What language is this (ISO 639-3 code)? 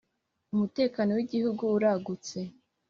kin